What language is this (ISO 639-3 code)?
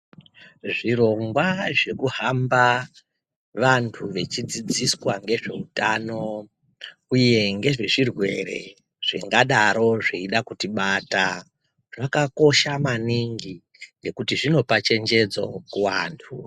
ndc